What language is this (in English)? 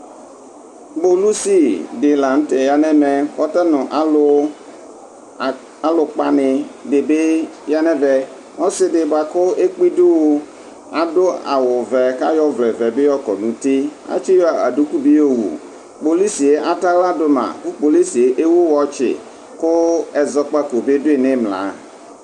Ikposo